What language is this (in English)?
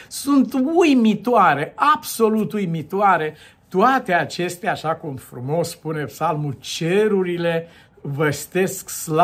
Romanian